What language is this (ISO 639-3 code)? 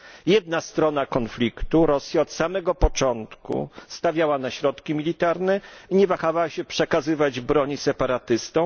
pol